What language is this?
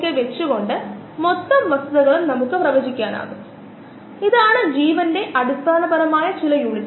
Malayalam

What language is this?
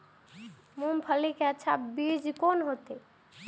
Maithili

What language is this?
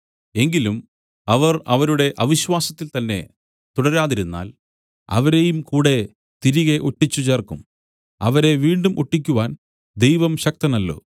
Malayalam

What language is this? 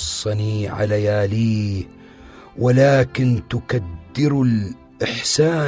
Arabic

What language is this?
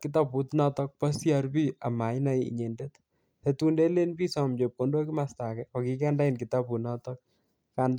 Kalenjin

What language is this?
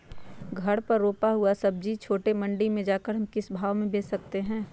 Magahi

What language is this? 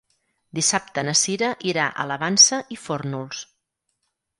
Catalan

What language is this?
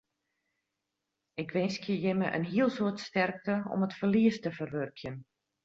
Western Frisian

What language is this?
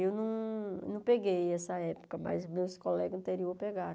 Portuguese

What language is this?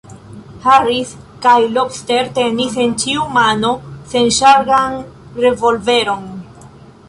Esperanto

